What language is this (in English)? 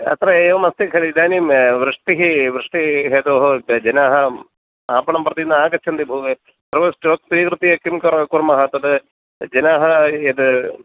Sanskrit